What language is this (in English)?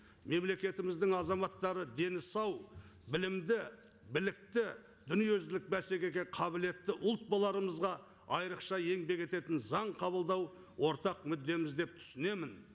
Kazakh